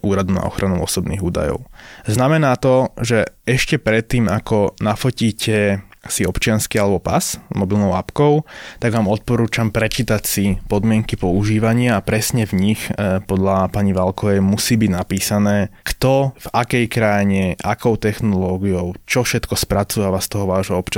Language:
Slovak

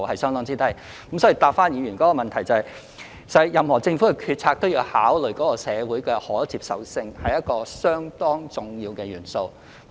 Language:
Cantonese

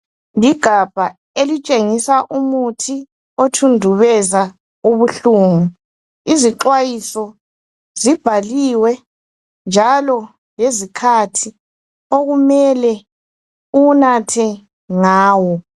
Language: North Ndebele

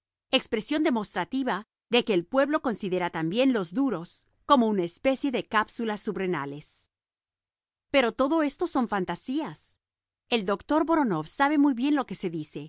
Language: Spanish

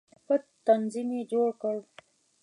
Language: Pashto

